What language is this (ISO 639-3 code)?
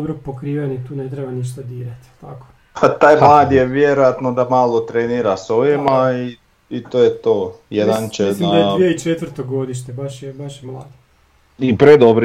hrv